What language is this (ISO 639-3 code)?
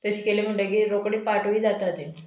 kok